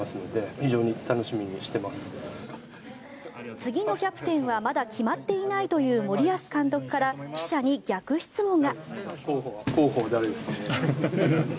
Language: Japanese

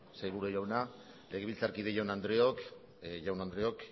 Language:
Basque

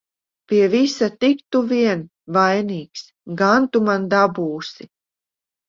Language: Latvian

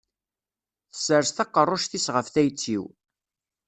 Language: Kabyle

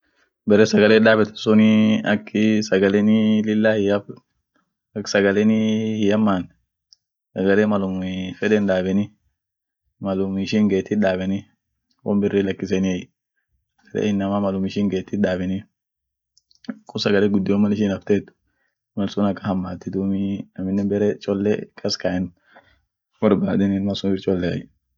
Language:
Orma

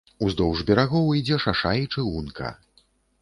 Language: Belarusian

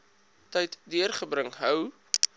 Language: Afrikaans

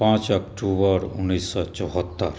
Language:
Maithili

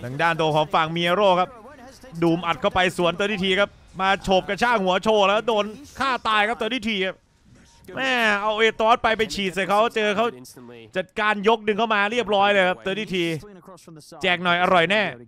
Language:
Thai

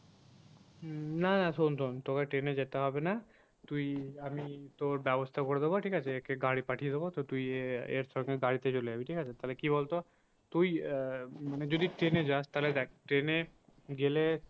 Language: Bangla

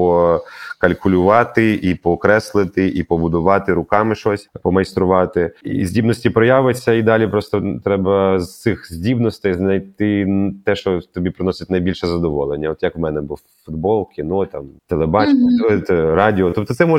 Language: Ukrainian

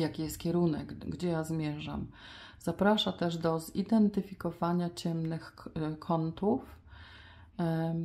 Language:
Polish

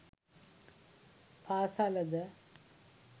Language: Sinhala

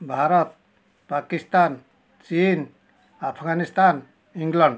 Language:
Odia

